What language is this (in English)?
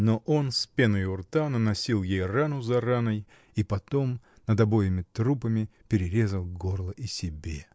Russian